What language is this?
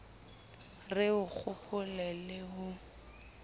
Southern Sotho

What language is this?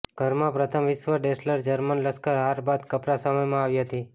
Gujarati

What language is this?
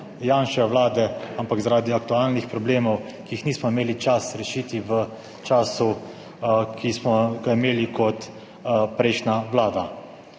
Slovenian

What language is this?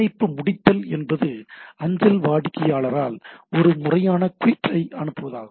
Tamil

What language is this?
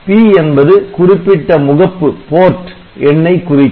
Tamil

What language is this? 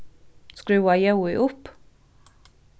Faroese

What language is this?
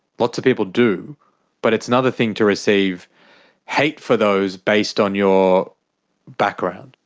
English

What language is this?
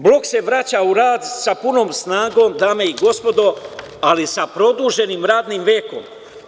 Serbian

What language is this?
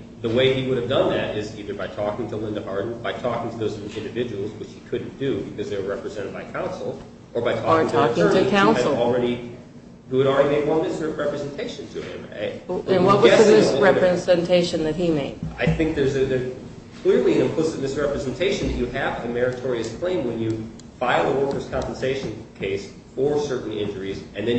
English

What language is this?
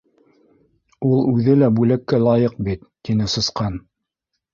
Bashkir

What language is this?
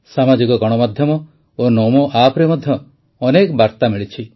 Odia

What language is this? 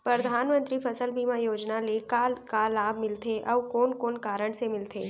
Chhattisgarhi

